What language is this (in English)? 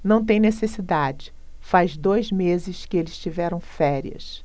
Portuguese